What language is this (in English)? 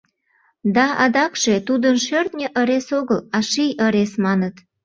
Mari